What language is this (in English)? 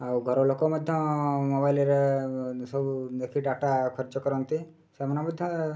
Odia